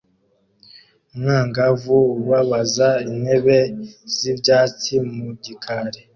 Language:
Kinyarwanda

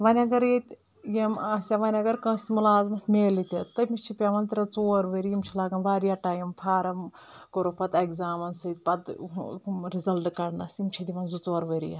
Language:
Kashmiri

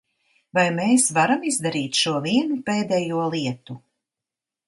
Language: Latvian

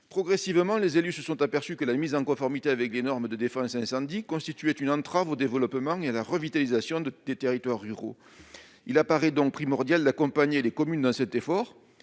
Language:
French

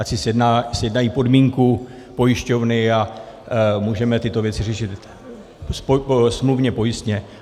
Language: Czech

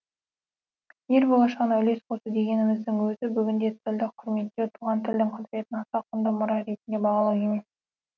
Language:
Kazakh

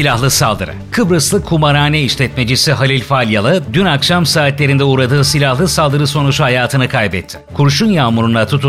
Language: Turkish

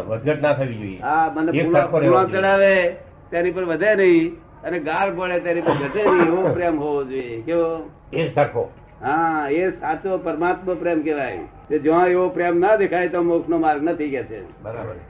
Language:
Gujarati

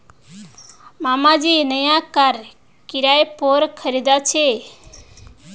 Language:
Magahi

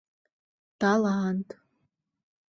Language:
Mari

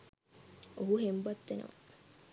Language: Sinhala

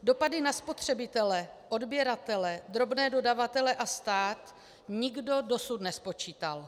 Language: Czech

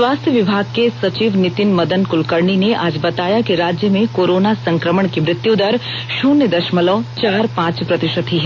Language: Hindi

